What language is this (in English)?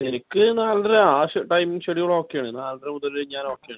Malayalam